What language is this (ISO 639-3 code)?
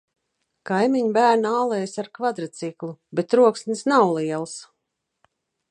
lav